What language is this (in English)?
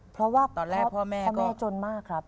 Thai